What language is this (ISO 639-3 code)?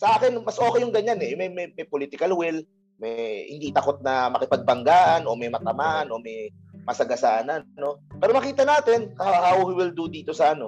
fil